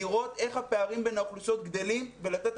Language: Hebrew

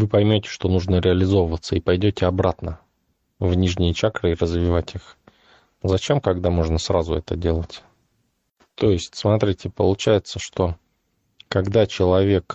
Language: Russian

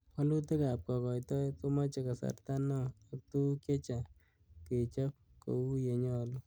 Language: Kalenjin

